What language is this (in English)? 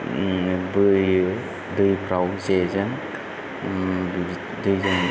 Bodo